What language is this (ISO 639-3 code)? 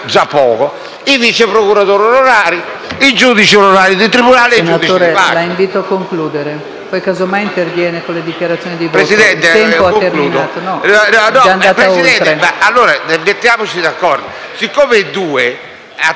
ita